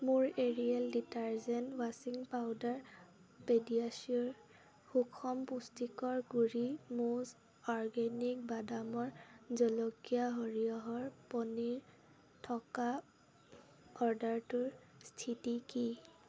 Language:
Assamese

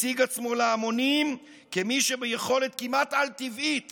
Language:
Hebrew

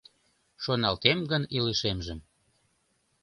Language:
Mari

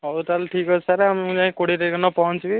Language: Odia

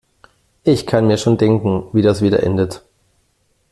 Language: German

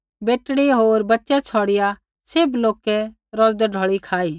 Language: Kullu Pahari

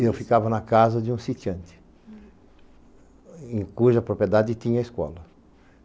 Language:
Portuguese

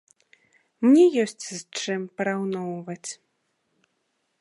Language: Belarusian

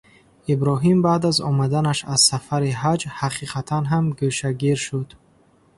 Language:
Tajik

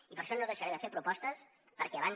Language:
Catalan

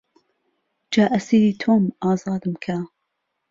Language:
Central Kurdish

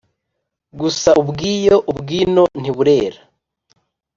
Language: Kinyarwanda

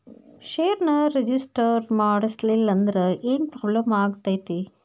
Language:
Kannada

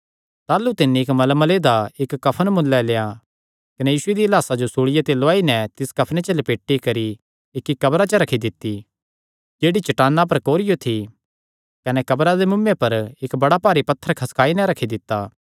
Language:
Kangri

